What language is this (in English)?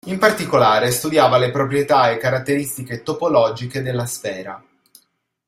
Italian